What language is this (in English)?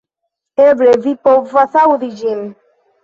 Esperanto